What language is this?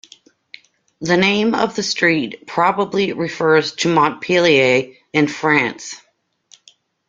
English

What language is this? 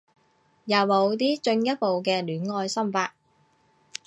Cantonese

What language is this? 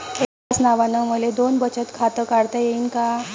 Marathi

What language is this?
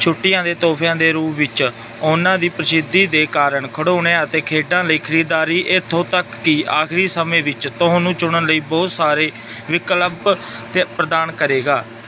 Punjabi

